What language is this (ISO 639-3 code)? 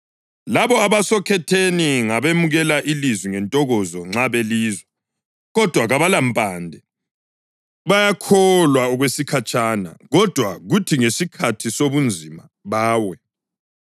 nde